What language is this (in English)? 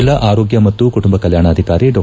Kannada